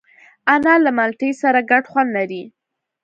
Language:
Pashto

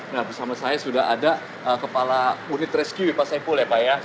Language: Indonesian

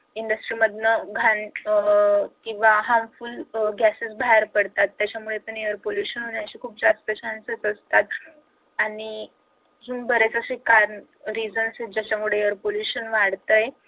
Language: Marathi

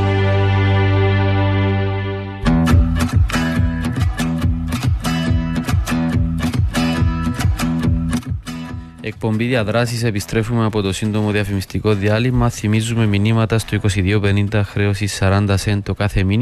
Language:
Greek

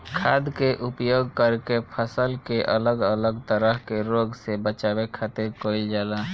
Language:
Bhojpuri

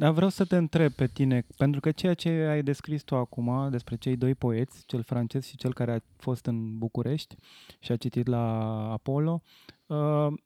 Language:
Romanian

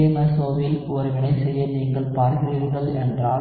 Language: Tamil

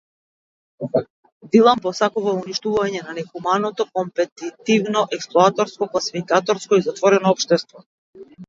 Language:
Macedonian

